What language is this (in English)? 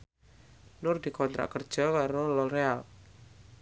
Javanese